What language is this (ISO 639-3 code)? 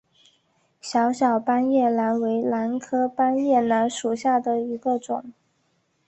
zho